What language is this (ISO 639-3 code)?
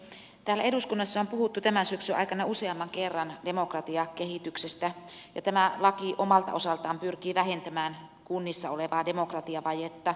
fin